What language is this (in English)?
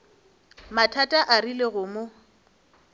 Northern Sotho